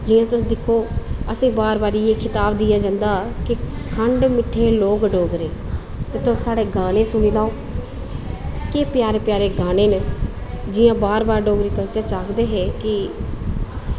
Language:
Dogri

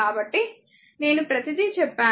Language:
Telugu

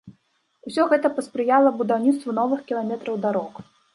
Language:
Belarusian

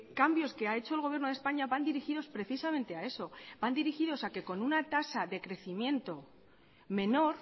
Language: Spanish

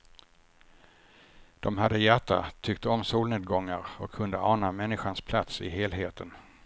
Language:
Swedish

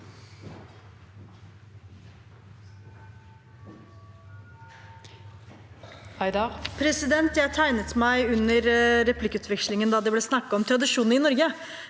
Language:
Norwegian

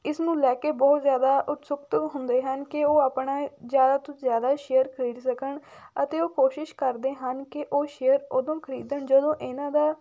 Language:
Punjabi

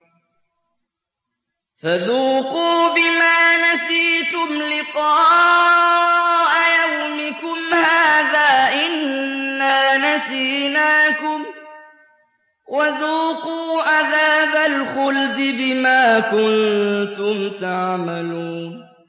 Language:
Arabic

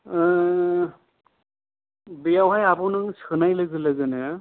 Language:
Bodo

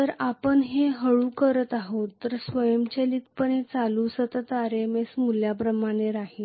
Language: Marathi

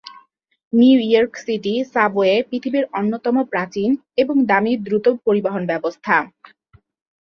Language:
Bangla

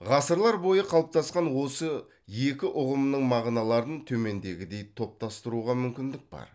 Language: Kazakh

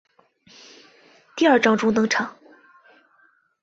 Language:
Chinese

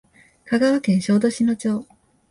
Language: Japanese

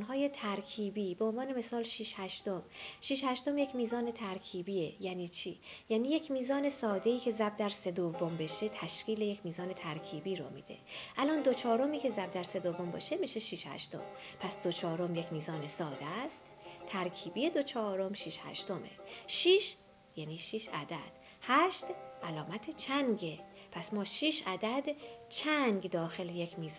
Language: Persian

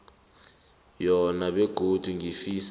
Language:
South Ndebele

